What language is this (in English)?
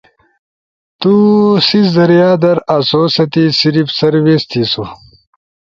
Ushojo